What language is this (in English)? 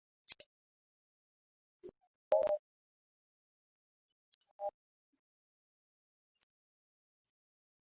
Swahili